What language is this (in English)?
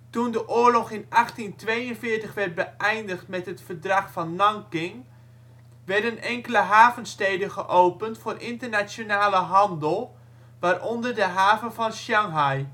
Dutch